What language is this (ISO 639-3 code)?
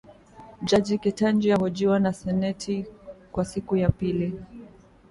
swa